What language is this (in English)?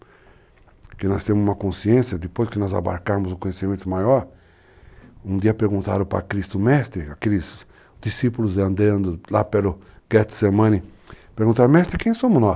Portuguese